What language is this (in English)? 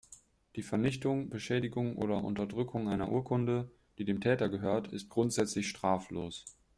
German